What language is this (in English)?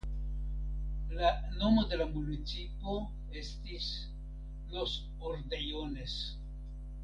Esperanto